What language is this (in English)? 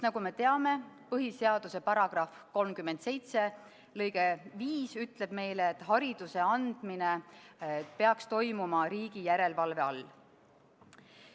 Estonian